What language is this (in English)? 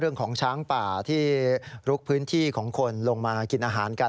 Thai